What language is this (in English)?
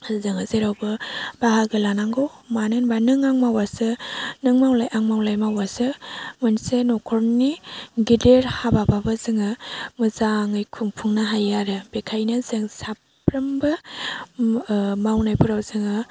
Bodo